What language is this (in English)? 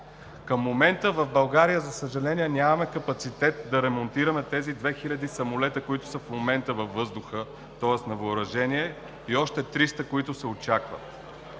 Bulgarian